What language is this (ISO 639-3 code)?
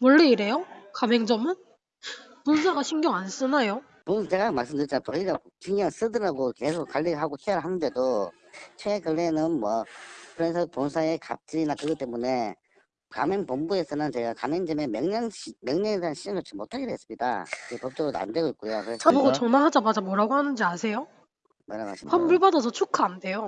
kor